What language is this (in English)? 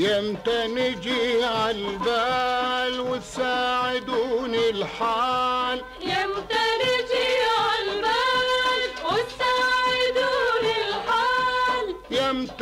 Arabic